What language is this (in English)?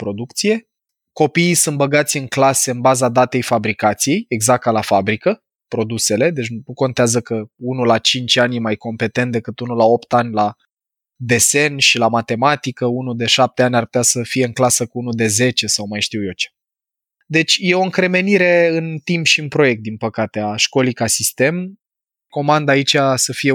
Romanian